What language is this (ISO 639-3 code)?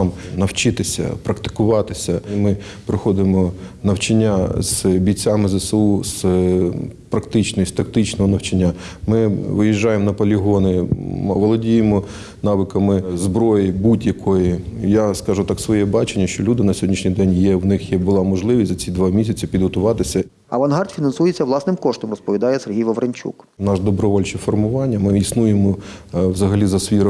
ukr